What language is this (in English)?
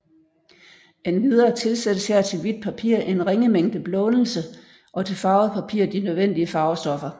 Danish